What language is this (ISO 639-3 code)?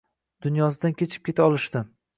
uzb